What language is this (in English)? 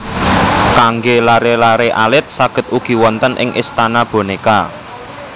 Javanese